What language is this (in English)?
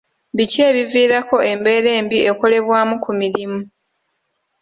Ganda